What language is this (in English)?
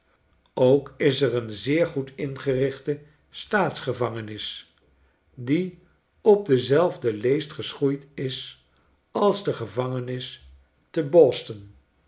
Dutch